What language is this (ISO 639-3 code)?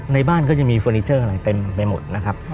tha